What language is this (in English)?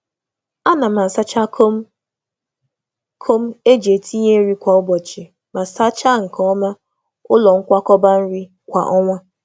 Igbo